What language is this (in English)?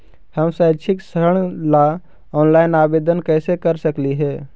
Magahi